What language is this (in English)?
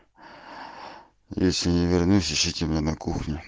Russian